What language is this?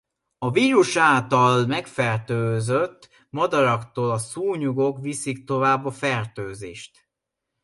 Hungarian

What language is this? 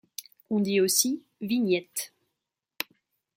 French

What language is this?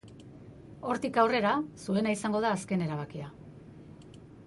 Basque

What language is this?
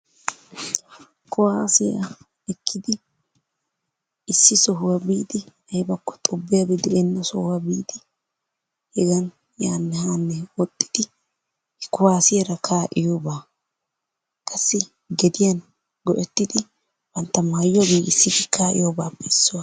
Wolaytta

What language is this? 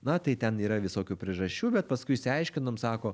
Lithuanian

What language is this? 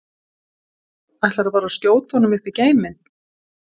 Icelandic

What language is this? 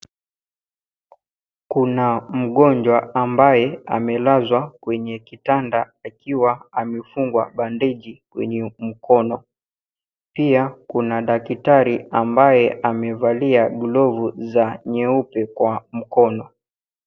Swahili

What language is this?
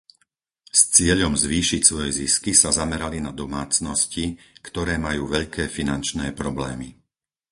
Slovak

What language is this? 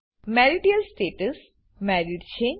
Gujarati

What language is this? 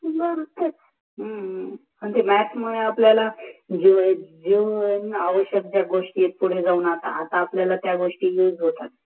Marathi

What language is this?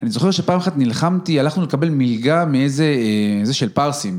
Hebrew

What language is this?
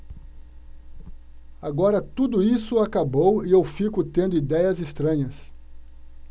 Portuguese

